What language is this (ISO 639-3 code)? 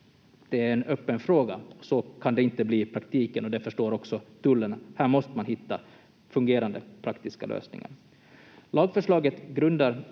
fin